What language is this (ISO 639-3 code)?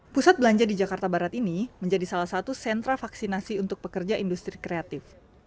ind